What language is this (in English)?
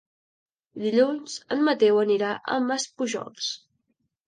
Catalan